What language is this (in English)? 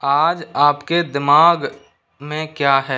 Hindi